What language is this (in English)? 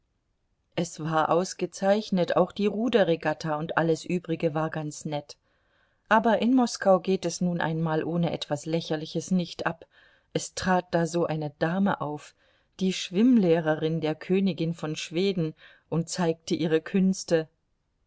German